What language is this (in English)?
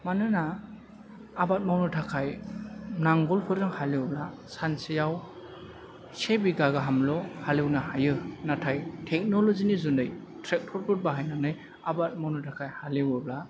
Bodo